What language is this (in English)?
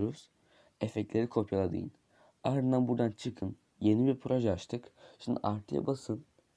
Turkish